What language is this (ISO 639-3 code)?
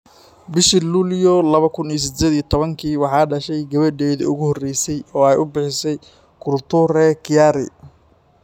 som